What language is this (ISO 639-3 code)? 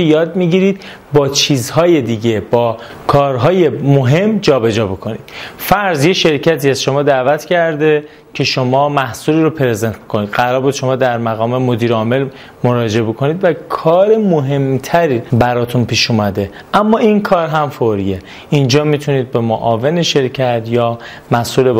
fas